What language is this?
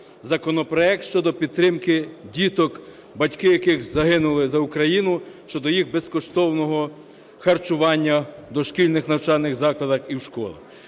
Ukrainian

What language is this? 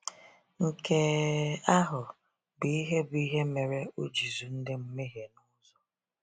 Igbo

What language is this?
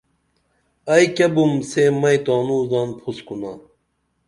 Dameli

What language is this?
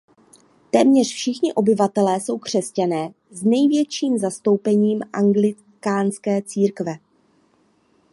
Czech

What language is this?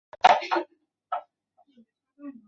Chinese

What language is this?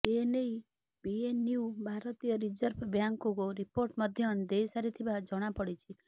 Odia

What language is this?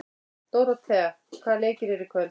Icelandic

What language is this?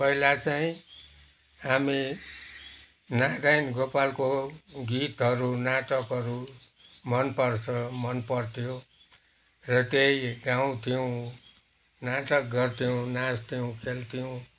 Nepali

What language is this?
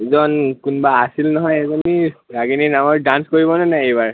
Assamese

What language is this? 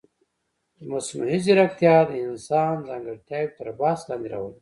Pashto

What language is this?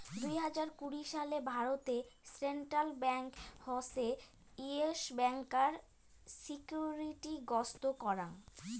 Bangla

